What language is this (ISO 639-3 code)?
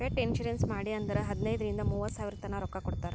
kan